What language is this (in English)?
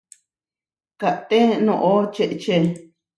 Huarijio